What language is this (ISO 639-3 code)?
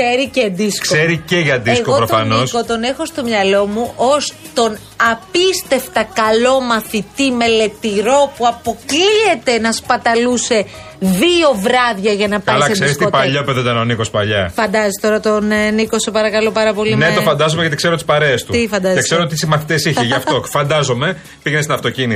ell